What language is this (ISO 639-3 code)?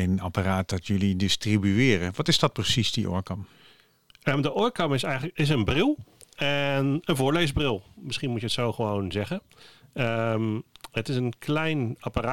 nld